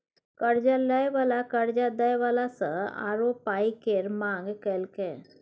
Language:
Maithili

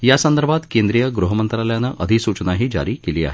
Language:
Marathi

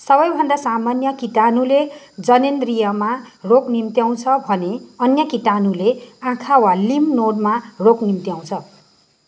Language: Nepali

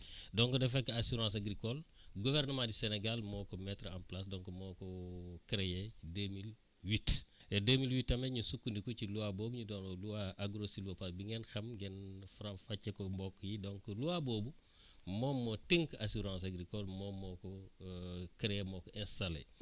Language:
Wolof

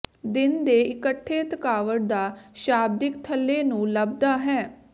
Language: Punjabi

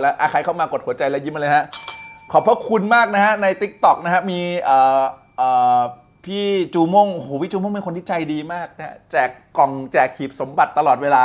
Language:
Thai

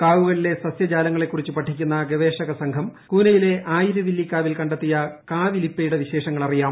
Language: Malayalam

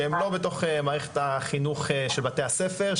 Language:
Hebrew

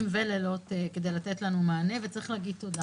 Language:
Hebrew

